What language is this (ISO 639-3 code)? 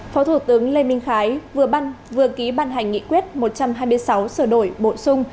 vie